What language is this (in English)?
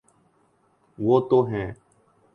Urdu